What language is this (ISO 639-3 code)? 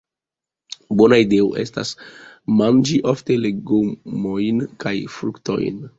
epo